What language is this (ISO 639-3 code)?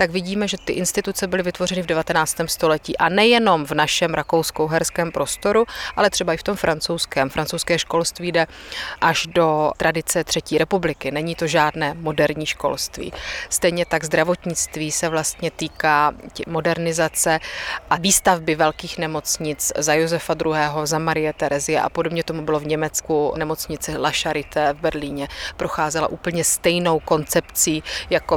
ces